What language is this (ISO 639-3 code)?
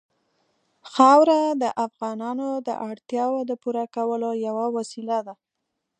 pus